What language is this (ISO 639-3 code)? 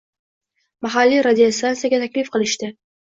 uzb